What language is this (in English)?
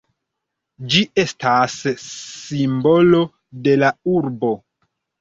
Esperanto